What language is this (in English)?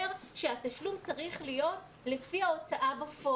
Hebrew